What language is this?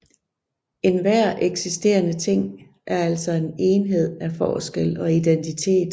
Danish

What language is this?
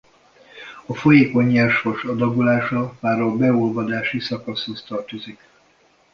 Hungarian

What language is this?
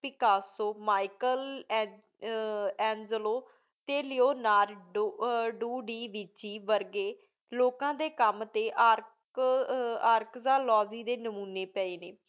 Punjabi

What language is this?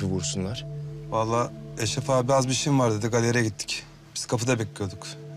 Turkish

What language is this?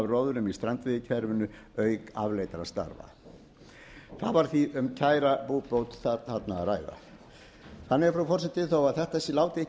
Icelandic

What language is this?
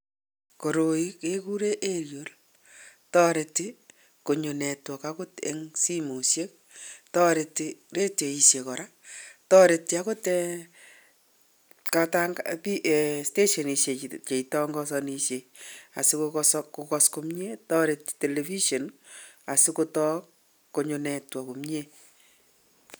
Kalenjin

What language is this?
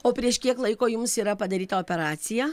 Lithuanian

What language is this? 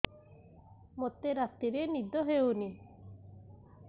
Odia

